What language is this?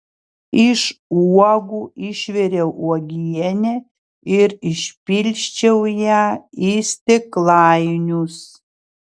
Lithuanian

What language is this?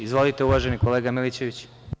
Serbian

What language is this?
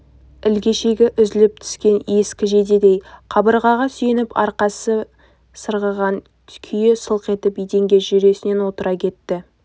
Kazakh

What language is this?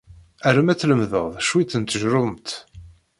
Kabyle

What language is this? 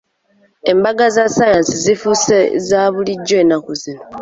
Ganda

